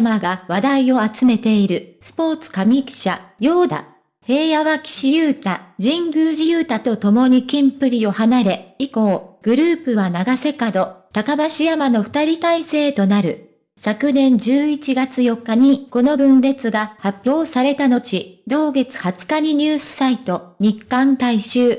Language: Japanese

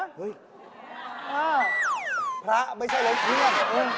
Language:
Thai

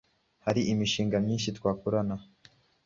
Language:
Kinyarwanda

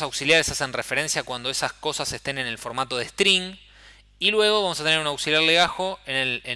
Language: Spanish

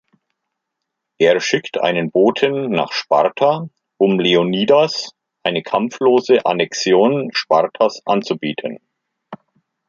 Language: German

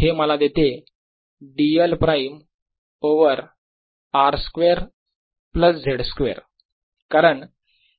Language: Marathi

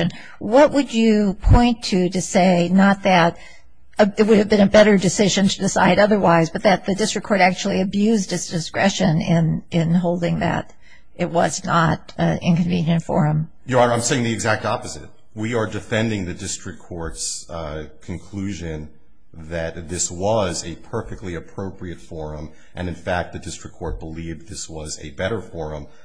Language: English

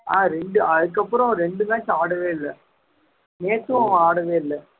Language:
Tamil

